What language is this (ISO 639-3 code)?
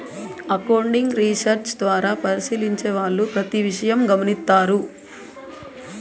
tel